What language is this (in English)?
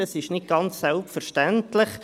Swiss German